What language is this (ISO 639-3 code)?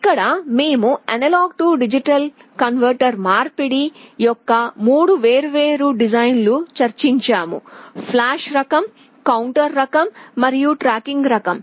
tel